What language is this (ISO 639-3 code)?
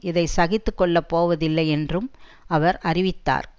tam